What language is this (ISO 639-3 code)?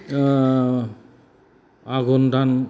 brx